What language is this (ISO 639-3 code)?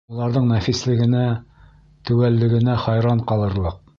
bak